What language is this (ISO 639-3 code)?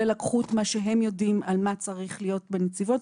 heb